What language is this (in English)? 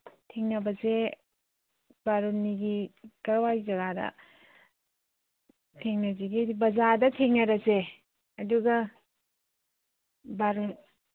Manipuri